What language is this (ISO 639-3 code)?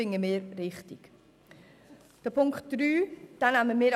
gsw